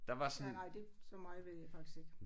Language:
Danish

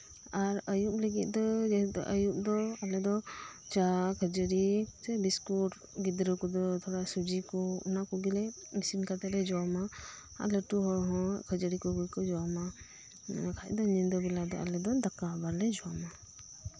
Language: Santali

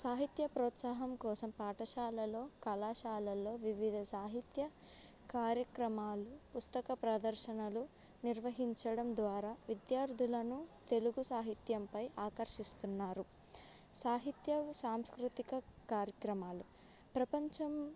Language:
Telugu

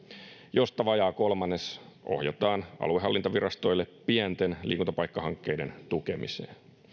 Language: Finnish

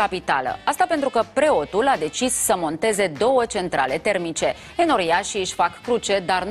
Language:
Romanian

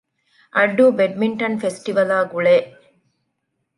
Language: Divehi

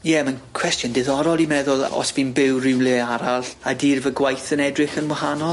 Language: Welsh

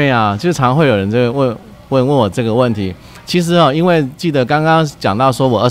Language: Chinese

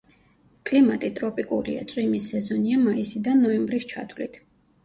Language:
Georgian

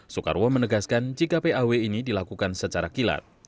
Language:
Indonesian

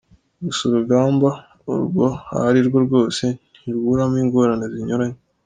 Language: Kinyarwanda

